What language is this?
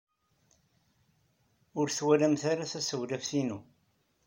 Kabyle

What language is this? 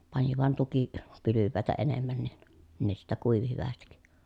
Finnish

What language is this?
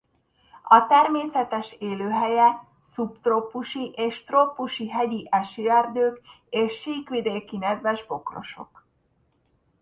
Hungarian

